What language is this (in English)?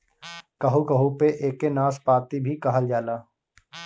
Bhojpuri